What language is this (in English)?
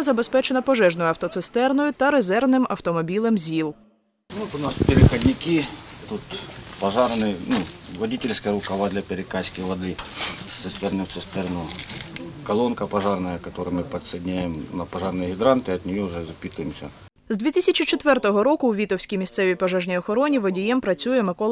Ukrainian